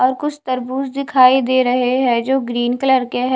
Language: Hindi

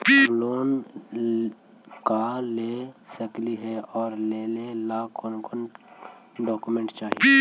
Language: Magahi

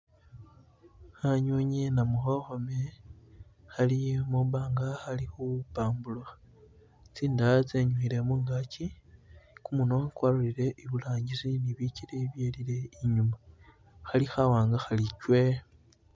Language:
Masaaba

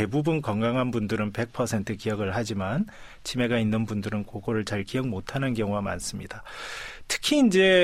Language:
Korean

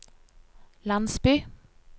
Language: Norwegian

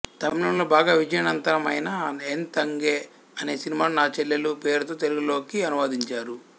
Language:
Telugu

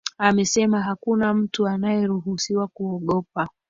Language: Swahili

